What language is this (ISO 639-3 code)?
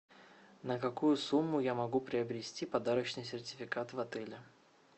rus